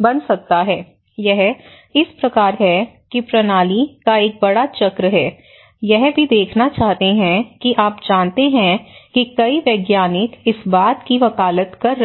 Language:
Hindi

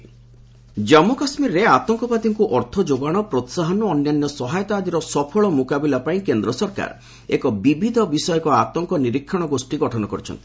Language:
Odia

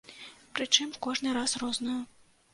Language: Belarusian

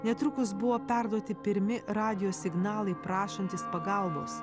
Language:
Lithuanian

